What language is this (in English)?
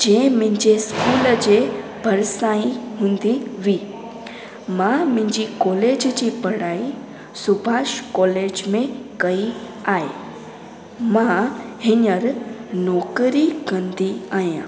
Sindhi